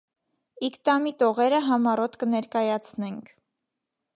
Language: Armenian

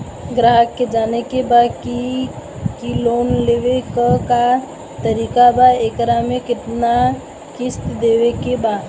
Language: Bhojpuri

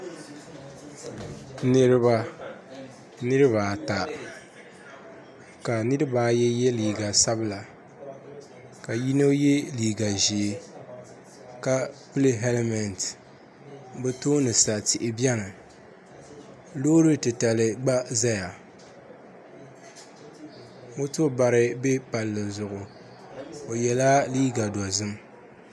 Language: Dagbani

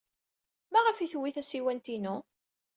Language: Kabyle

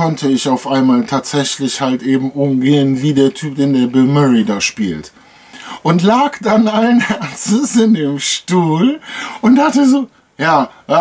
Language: German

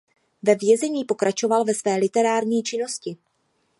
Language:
Czech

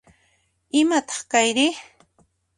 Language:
Puno Quechua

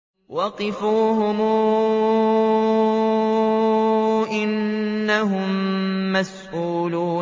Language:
Arabic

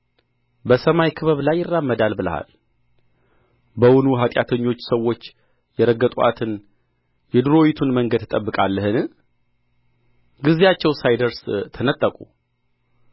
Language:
Amharic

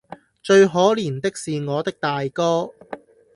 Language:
Cantonese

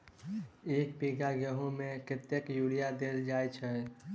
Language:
Maithili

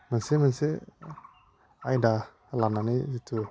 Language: Bodo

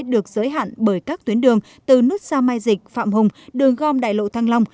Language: Vietnamese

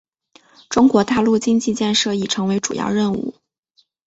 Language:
Chinese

